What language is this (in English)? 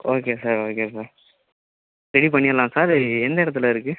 Tamil